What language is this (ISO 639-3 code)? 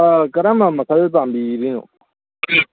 mni